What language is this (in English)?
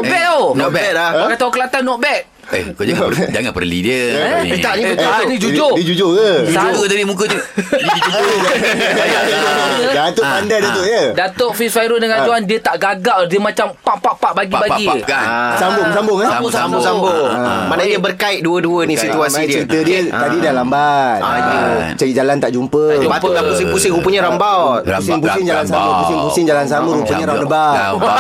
Malay